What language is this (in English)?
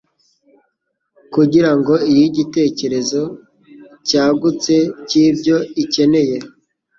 Kinyarwanda